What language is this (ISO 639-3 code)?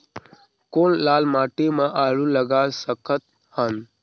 hne